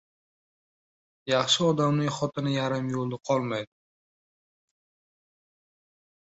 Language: Uzbek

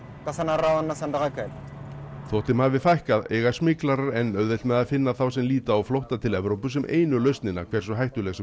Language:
Icelandic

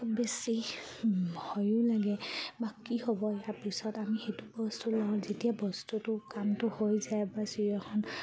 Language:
Assamese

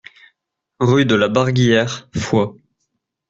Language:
French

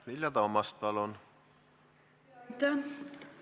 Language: Estonian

